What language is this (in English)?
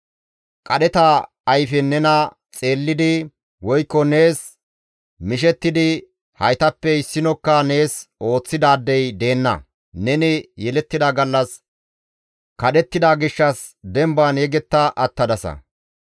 Gamo